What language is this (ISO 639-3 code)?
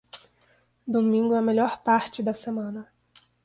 por